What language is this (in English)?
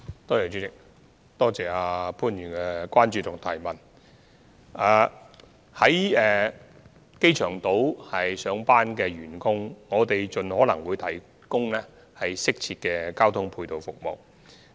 Cantonese